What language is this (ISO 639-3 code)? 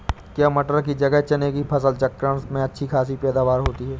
hin